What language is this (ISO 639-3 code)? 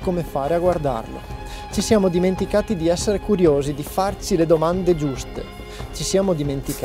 ita